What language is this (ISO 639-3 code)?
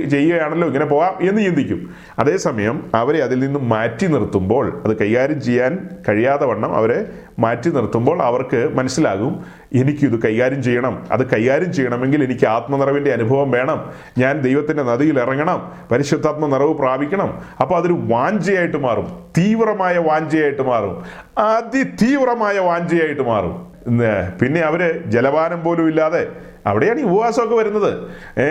mal